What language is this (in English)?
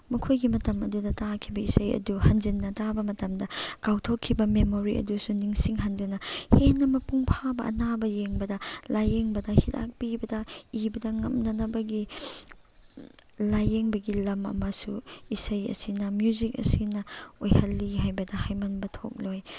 Manipuri